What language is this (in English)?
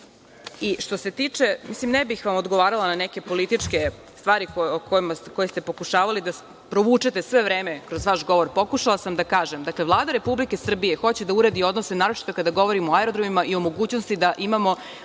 Serbian